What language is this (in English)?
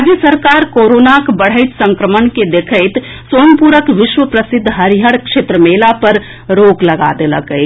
Maithili